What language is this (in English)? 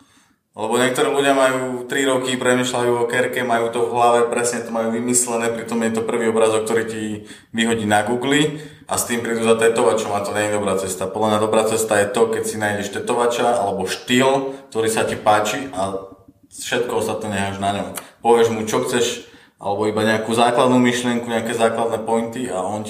Slovak